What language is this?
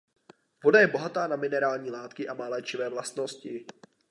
Czech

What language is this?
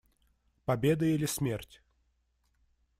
Russian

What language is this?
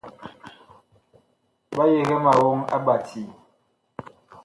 Bakoko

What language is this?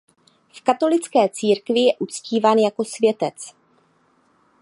Czech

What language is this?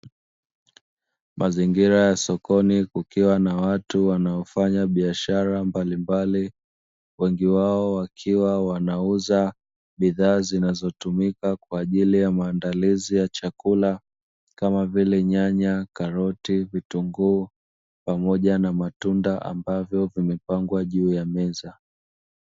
Swahili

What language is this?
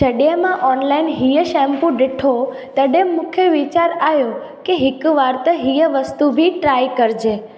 Sindhi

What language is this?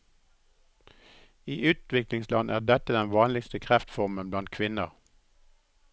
Norwegian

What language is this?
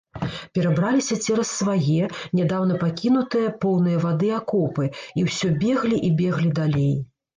Belarusian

